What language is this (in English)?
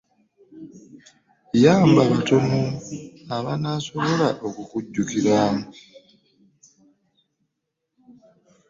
Ganda